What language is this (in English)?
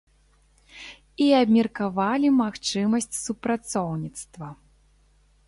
Belarusian